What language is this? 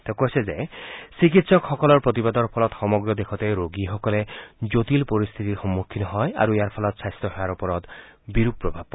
Assamese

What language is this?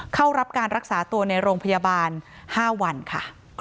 Thai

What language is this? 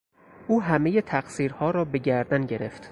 Persian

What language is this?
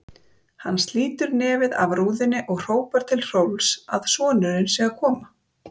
Icelandic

